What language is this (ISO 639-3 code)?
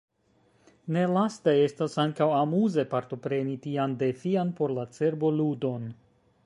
epo